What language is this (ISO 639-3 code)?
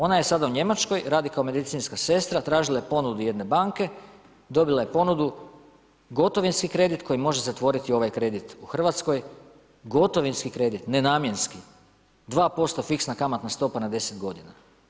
hrv